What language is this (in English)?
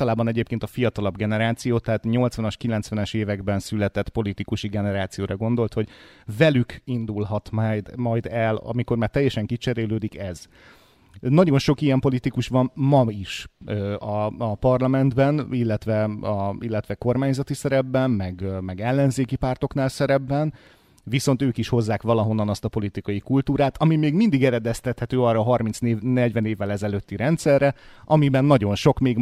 Hungarian